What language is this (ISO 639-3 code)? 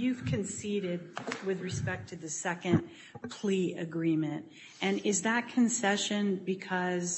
eng